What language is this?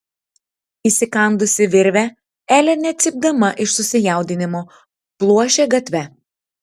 Lithuanian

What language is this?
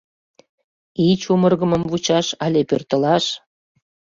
Mari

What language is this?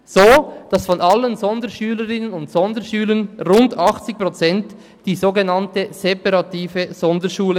Swiss German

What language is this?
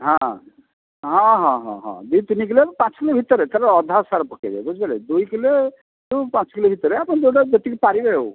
Odia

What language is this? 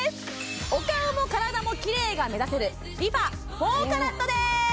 Japanese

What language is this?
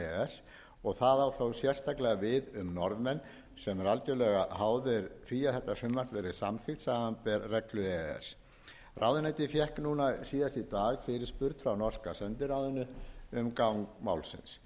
Icelandic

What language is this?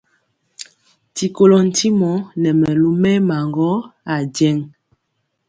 Mpiemo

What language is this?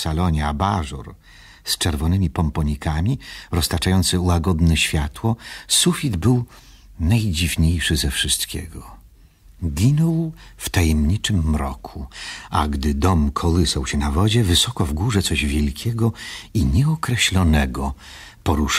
Polish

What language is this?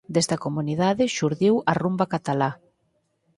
Galician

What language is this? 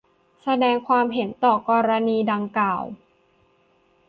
Thai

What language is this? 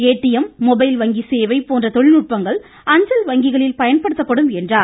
Tamil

